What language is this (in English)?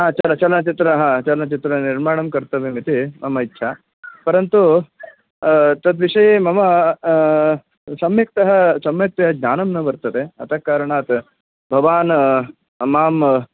Sanskrit